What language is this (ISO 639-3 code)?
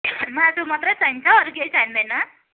nep